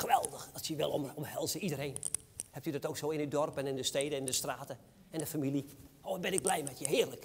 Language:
Dutch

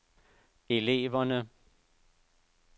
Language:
Danish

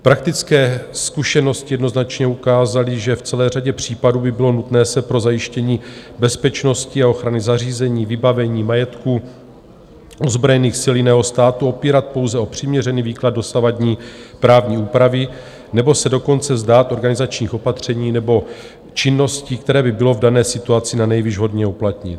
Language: Czech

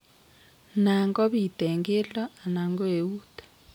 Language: Kalenjin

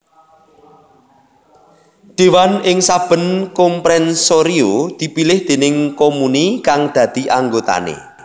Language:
Javanese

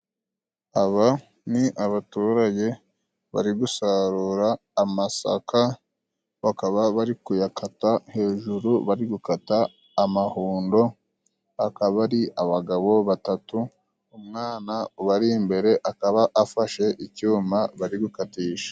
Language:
Kinyarwanda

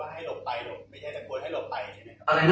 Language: Thai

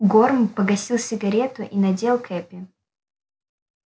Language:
Russian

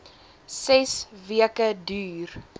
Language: Afrikaans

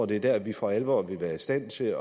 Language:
Danish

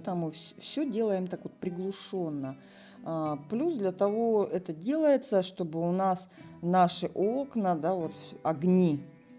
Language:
Russian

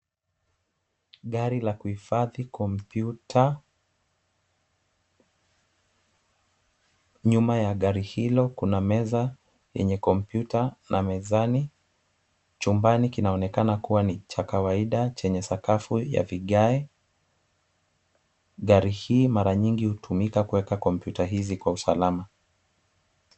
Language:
Swahili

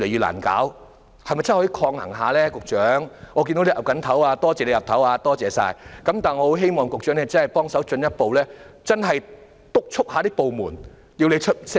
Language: Cantonese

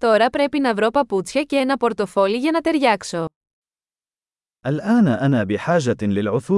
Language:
Greek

